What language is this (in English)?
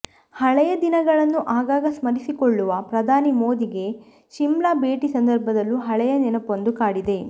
Kannada